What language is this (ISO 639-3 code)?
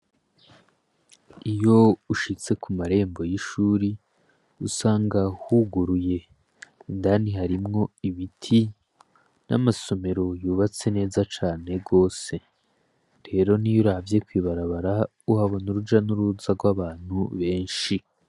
run